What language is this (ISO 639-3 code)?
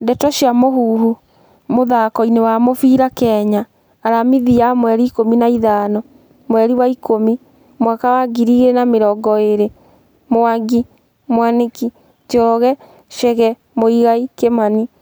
kik